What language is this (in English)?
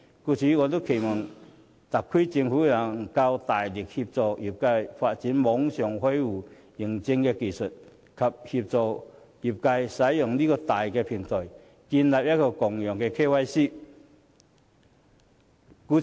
Cantonese